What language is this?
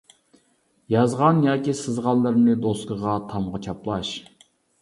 Uyghur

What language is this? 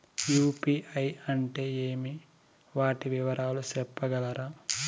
Telugu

